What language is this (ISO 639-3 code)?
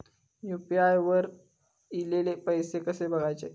mar